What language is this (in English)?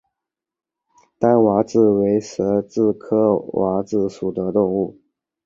Chinese